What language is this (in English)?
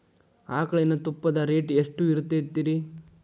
Kannada